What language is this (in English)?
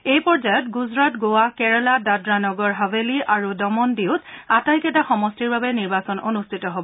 Assamese